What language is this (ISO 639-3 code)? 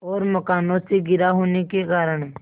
hin